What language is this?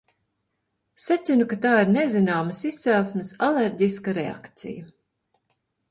Latvian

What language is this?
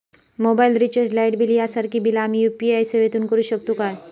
Marathi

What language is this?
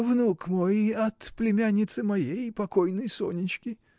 Russian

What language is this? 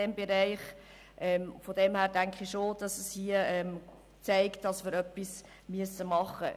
Swiss German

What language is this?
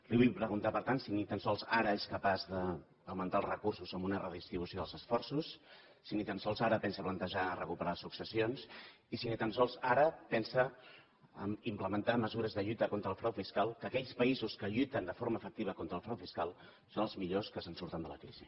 Catalan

